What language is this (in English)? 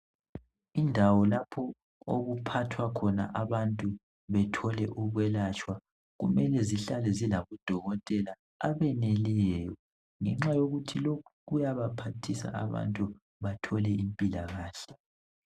North Ndebele